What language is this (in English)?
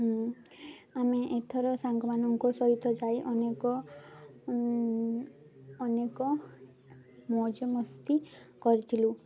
Odia